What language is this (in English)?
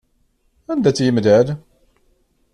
Kabyle